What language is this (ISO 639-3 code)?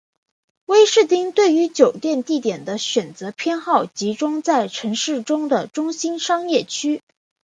zho